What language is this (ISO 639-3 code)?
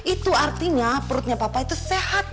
ind